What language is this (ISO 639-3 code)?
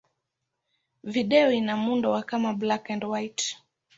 swa